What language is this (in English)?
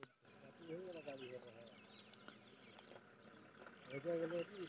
Chhattisgarhi